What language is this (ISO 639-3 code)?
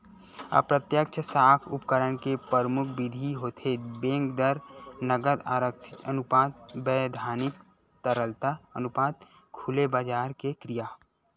hne